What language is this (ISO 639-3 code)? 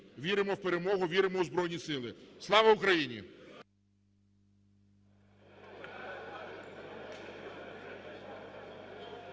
ukr